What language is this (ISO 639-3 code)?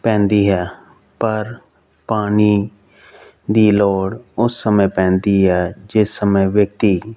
pan